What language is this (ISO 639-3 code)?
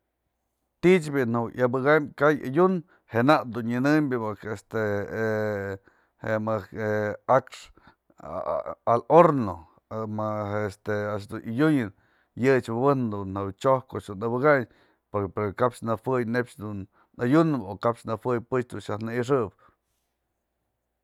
mzl